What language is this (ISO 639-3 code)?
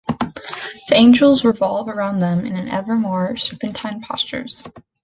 eng